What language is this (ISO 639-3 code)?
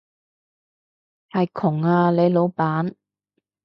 yue